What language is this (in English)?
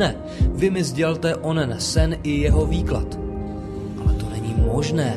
Czech